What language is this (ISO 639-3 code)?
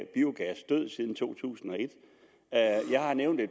dan